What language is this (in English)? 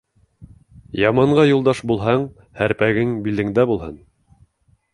Bashkir